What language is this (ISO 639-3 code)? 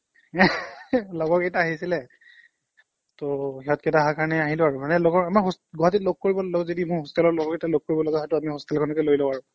asm